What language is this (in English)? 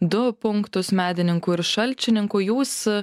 Lithuanian